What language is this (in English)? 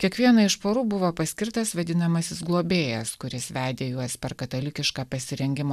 Lithuanian